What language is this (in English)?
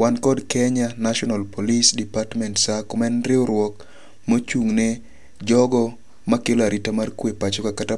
Luo (Kenya and Tanzania)